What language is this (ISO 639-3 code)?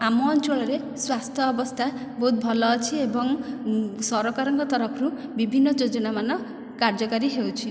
ori